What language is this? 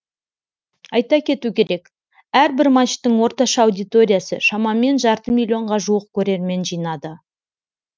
Kazakh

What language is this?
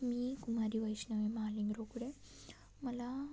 Marathi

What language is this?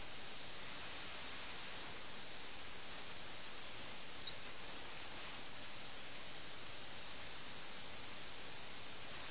Malayalam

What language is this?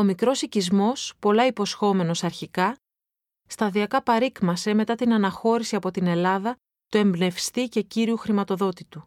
Greek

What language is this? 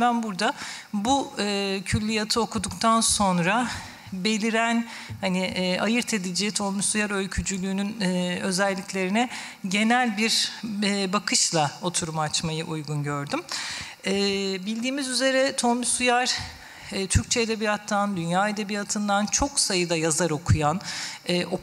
Turkish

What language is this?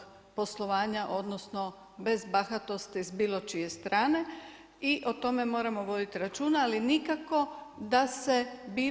Croatian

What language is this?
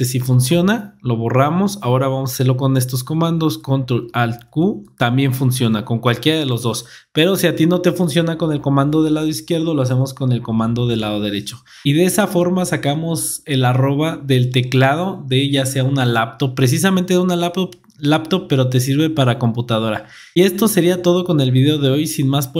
Spanish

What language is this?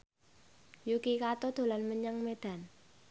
Javanese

